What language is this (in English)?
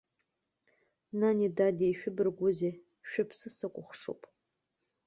Abkhazian